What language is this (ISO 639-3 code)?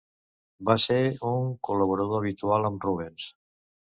cat